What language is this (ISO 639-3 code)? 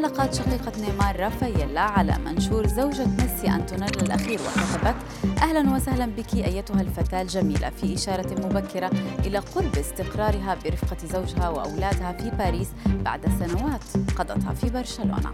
ara